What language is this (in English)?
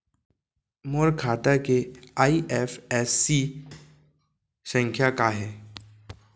Chhattisgarhi